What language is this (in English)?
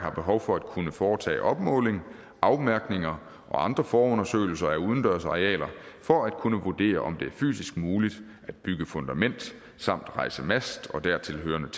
Danish